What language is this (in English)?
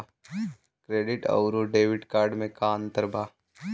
Bhojpuri